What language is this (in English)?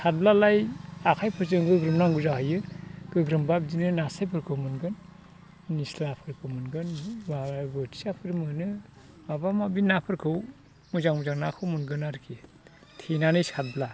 Bodo